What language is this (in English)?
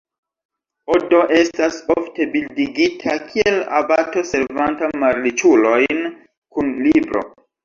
Esperanto